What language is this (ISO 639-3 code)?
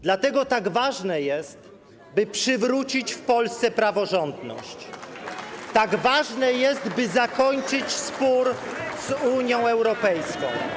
pol